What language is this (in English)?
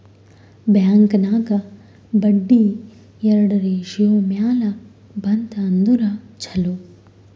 Kannada